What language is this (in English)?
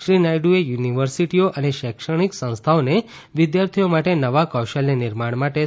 Gujarati